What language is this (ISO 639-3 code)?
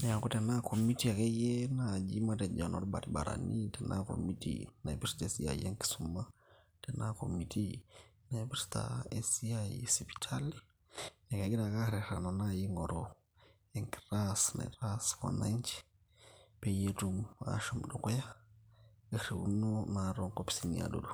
mas